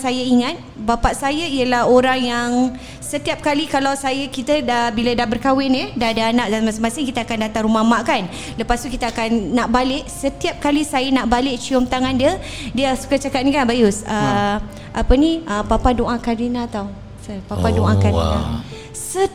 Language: Malay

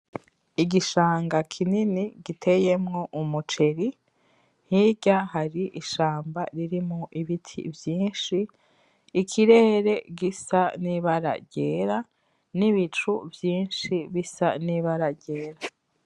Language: Rundi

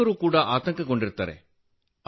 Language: Kannada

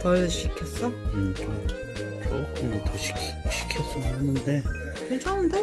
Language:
Korean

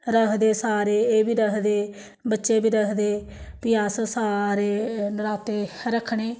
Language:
Dogri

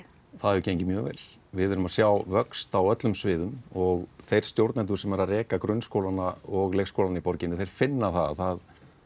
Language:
Icelandic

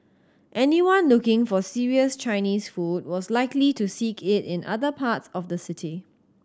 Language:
English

